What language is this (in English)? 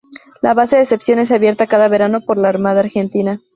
Spanish